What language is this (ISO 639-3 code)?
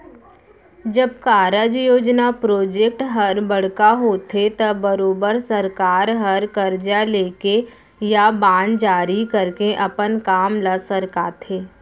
hne